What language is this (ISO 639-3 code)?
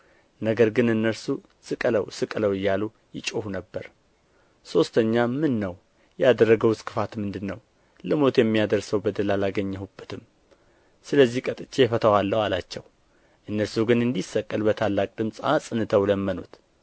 amh